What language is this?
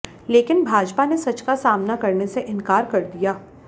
Hindi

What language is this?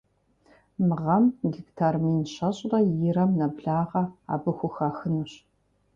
Kabardian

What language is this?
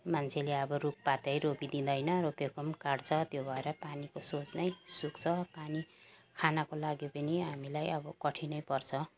Nepali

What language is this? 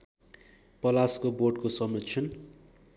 Nepali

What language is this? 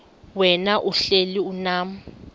Xhosa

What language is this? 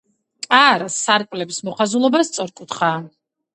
Georgian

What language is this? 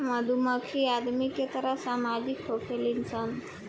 Bhojpuri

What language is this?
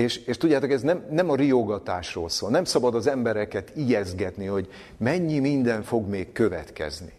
Hungarian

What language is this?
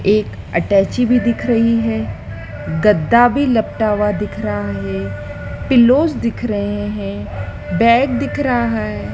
Hindi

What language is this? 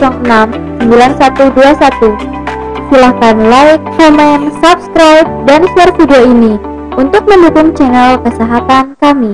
Indonesian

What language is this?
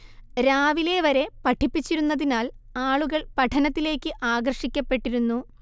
Malayalam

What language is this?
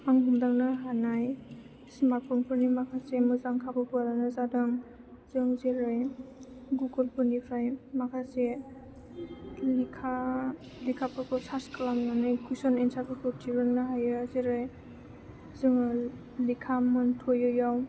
Bodo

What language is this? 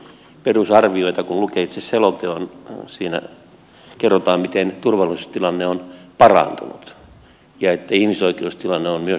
Finnish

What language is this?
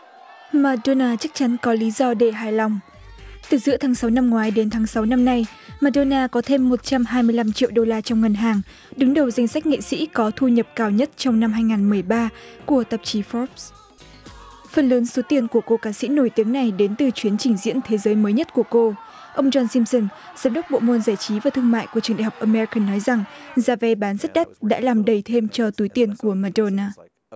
Vietnamese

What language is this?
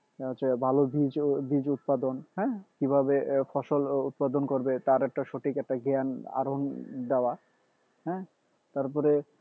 Bangla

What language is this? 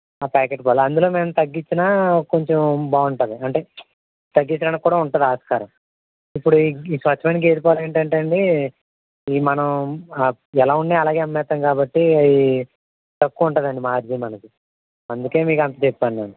Telugu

